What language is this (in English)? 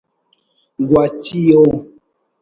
Brahui